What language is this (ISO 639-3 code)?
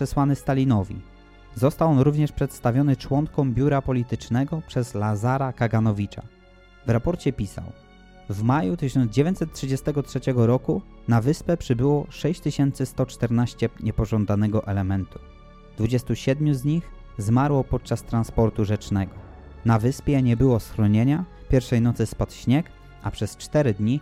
pol